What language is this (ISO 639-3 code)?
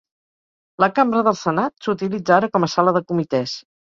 cat